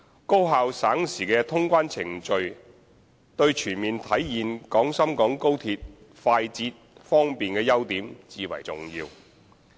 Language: Cantonese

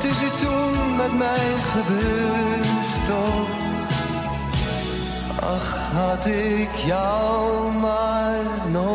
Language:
Dutch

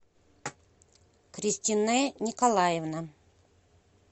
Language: Russian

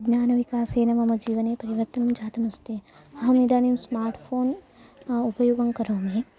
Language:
Sanskrit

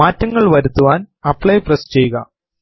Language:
Malayalam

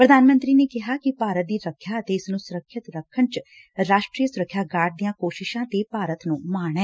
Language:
Punjabi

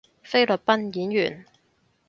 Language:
Cantonese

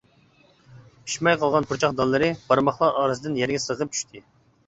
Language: Uyghur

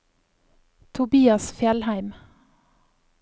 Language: Norwegian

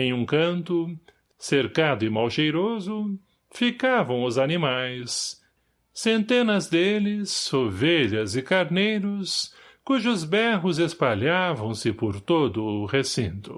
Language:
Portuguese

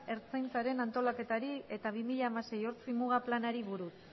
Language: Basque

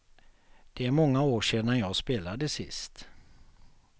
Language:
Swedish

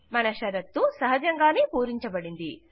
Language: Telugu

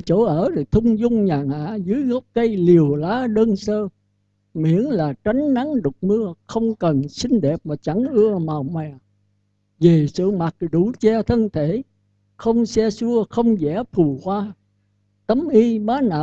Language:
Vietnamese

